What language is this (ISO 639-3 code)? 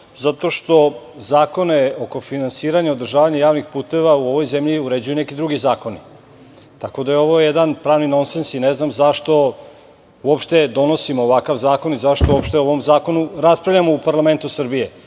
srp